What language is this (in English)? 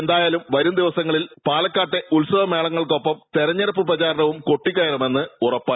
Malayalam